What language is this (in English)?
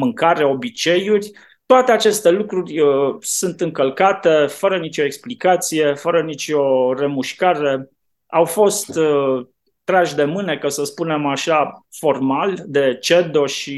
Romanian